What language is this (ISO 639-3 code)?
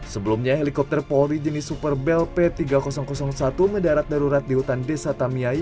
ind